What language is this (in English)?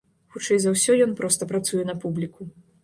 Belarusian